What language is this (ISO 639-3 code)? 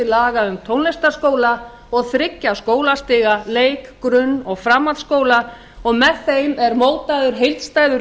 isl